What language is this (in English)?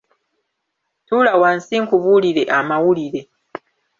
Ganda